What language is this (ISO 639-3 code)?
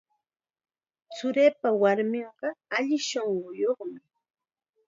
qxa